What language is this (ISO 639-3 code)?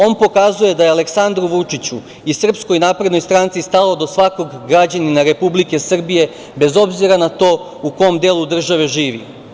srp